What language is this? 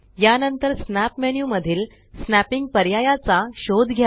Marathi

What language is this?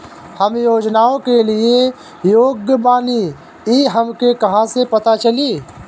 Bhojpuri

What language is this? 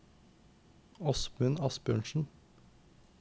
Norwegian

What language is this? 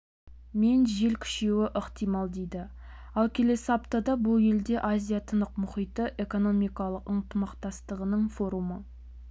Kazakh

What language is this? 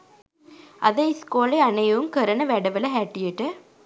Sinhala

